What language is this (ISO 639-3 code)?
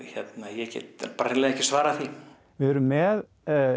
isl